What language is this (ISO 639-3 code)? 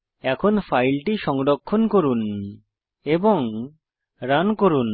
ben